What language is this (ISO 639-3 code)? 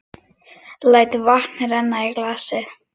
isl